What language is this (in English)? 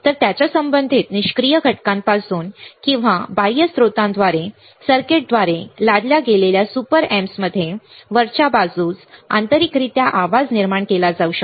Marathi